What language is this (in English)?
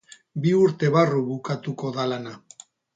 Basque